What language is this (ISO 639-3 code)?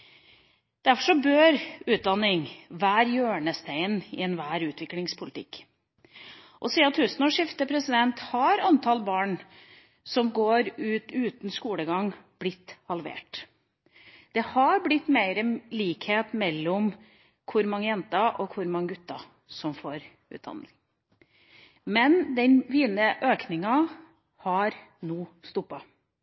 nob